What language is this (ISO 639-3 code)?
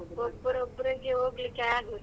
kan